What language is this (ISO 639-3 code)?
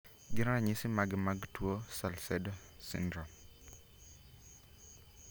luo